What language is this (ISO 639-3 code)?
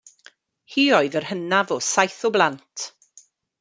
cym